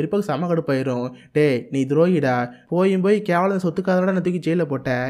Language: Tamil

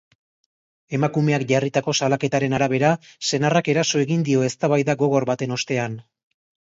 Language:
Basque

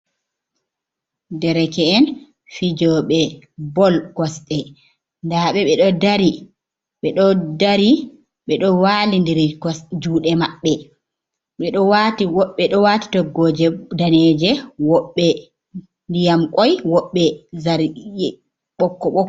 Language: Fula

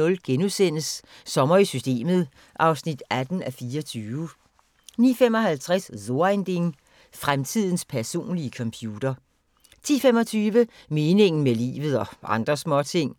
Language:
Danish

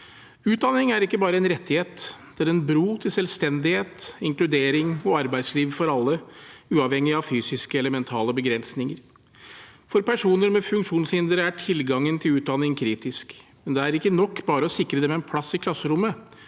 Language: Norwegian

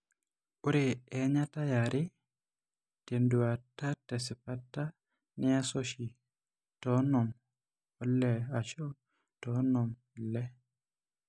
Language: Masai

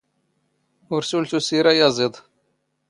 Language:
Standard Moroccan Tamazight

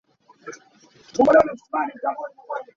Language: Hakha Chin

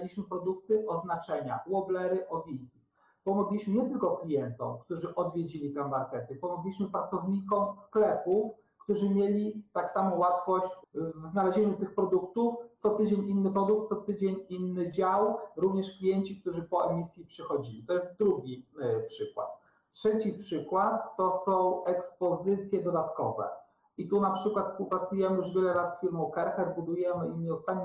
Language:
Polish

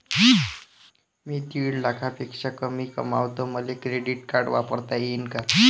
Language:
Marathi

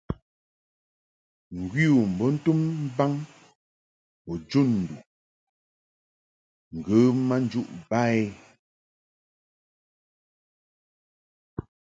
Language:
Mungaka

